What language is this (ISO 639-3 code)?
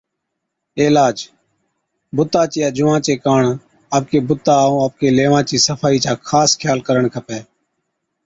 odk